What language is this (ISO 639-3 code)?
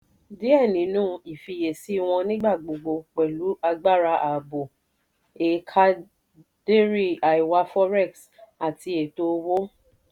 yor